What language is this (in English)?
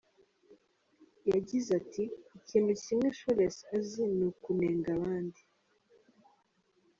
Kinyarwanda